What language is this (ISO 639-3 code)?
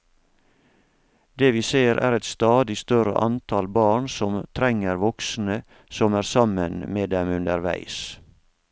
nor